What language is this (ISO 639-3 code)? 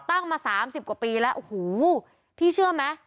tha